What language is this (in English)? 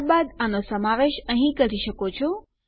Gujarati